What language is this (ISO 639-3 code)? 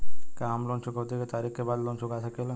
bho